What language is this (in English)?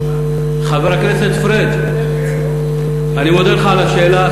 Hebrew